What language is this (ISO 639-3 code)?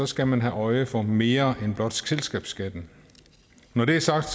dan